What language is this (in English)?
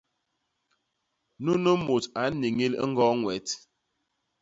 Basaa